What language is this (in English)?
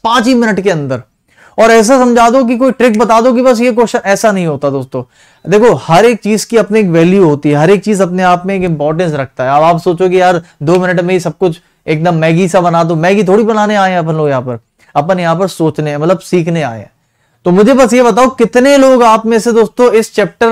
Hindi